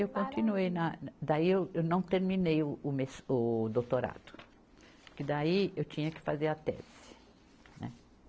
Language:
Portuguese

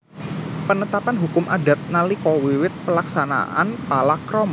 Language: Javanese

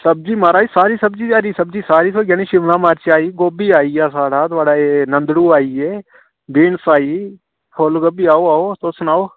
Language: Dogri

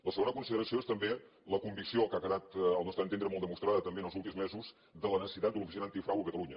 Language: Catalan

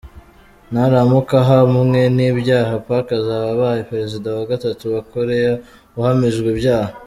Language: Kinyarwanda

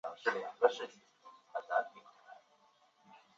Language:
Chinese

